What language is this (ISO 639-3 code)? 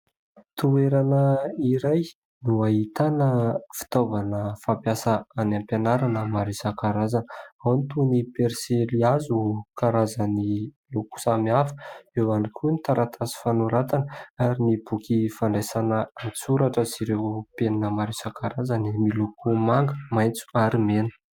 mlg